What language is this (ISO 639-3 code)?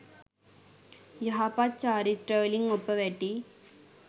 sin